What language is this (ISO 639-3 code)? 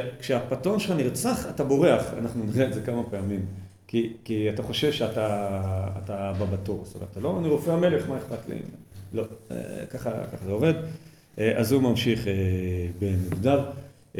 heb